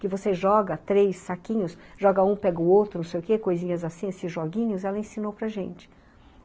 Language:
Portuguese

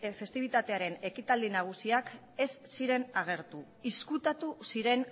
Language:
Basque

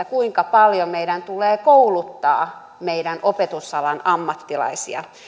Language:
Finnish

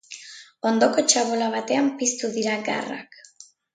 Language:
Basque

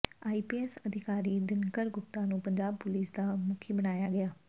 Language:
Punjabi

